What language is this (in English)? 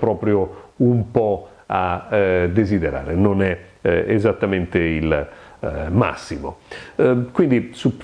Italian